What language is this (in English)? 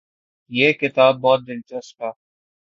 Urdu